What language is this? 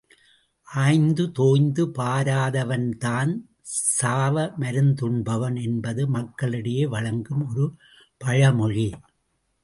Tamil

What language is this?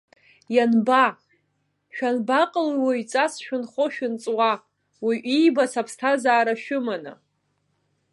Abkhazian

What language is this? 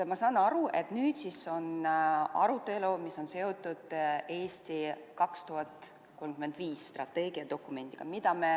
Estonian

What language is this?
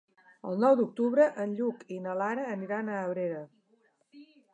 Catalan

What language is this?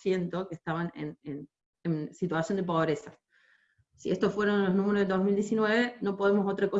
Spanish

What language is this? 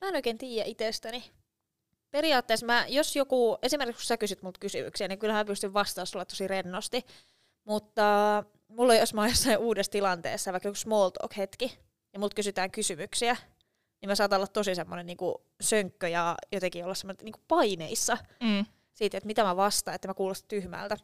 Finnish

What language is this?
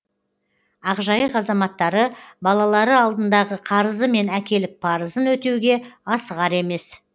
Kazakh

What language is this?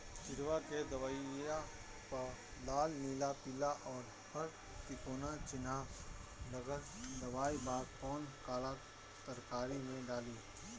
Bhojpuri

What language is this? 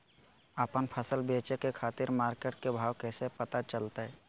Magahi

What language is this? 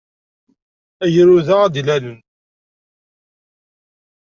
Kabyle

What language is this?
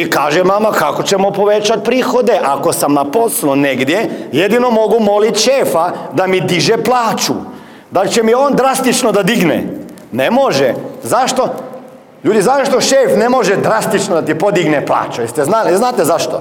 Croatian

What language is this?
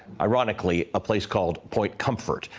English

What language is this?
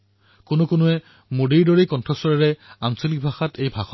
Assamese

